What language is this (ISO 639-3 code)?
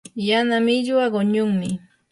qur